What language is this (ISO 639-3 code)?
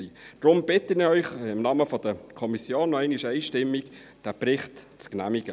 gsw